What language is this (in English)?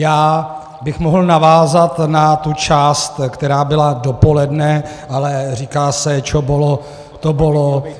Czech